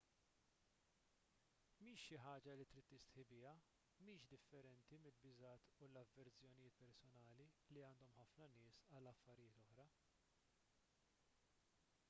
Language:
Maltese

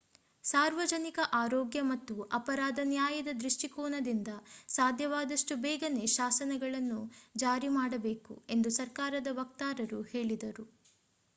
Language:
Kannada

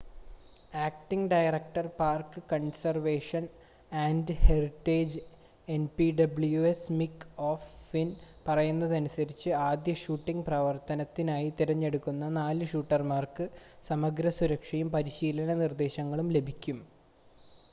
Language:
Malayalam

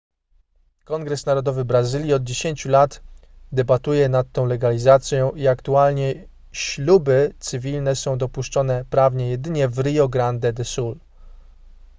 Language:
Polish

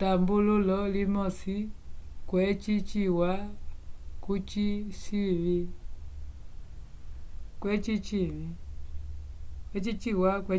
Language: Umbundu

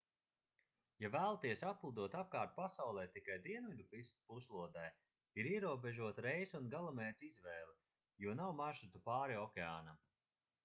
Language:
Latvian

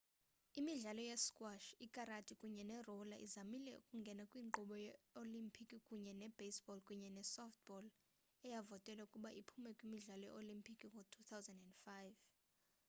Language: Xhosa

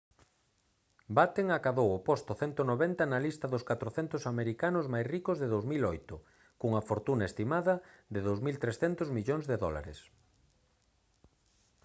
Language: Galician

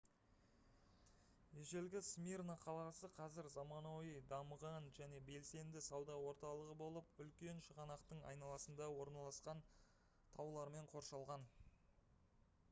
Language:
Kazakh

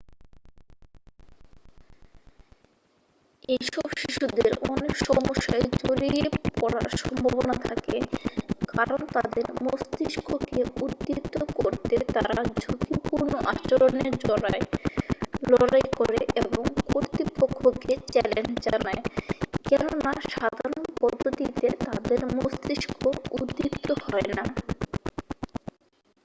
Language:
Bangla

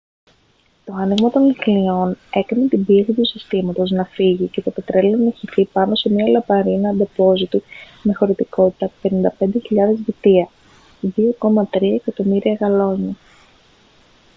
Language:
Greek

